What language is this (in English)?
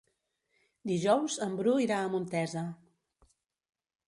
Catalan